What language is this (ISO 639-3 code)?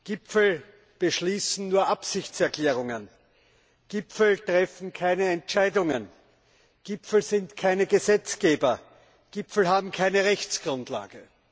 deu